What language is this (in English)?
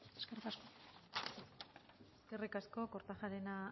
Basque